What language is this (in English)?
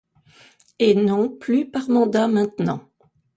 French